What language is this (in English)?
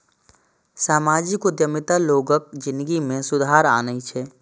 Maithili